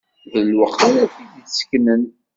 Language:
Kabyle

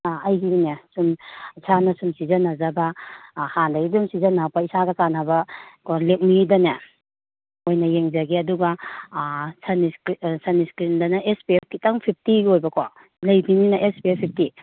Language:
Manipuri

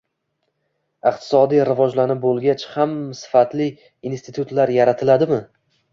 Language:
Uzbek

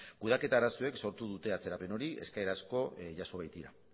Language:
Basque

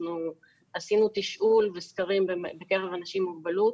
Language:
Hebrew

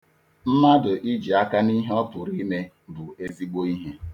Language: Igbo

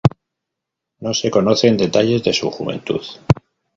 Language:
Spanish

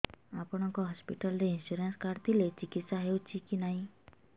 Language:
Odia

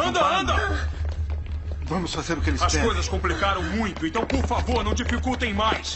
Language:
Portuguese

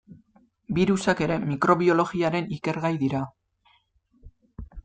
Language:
Basque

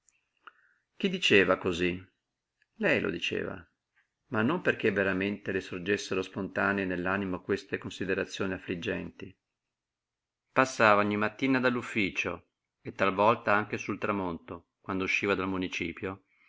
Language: Italian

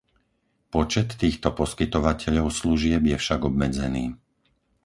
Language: Slovak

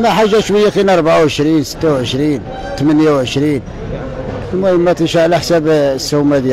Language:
Arabic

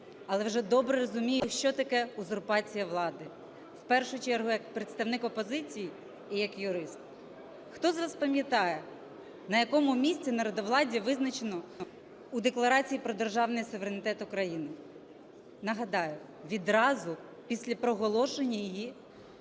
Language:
Ukrainian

